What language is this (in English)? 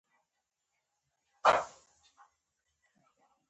Pashto